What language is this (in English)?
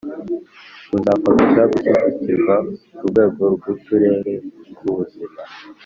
Kinyarwanda